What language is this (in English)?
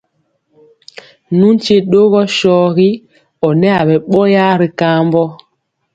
Mpiemo